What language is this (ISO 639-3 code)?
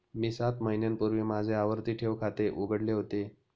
mar